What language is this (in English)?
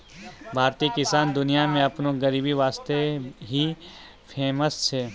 Maithili